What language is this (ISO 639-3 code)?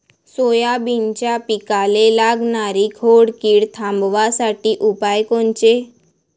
mar